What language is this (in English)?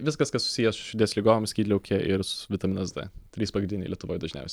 Lithuanian